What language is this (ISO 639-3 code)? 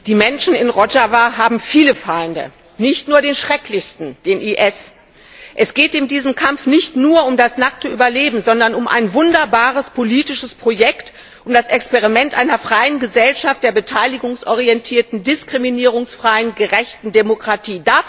deu